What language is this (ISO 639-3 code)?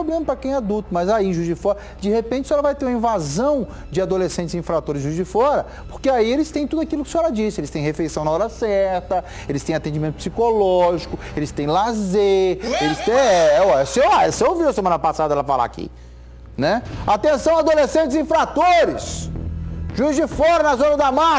por